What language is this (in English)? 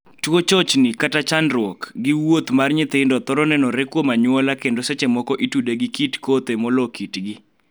Luo (Kenya and Tanzania)